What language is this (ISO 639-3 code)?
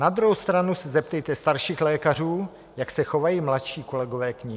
ces